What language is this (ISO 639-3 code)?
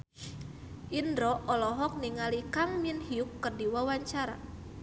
sun